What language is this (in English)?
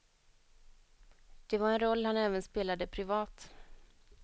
Swedish